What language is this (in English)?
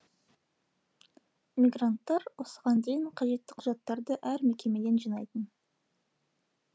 Kazakh